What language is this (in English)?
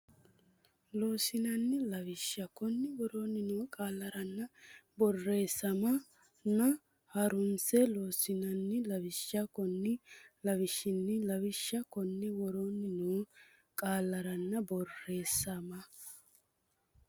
Sidamo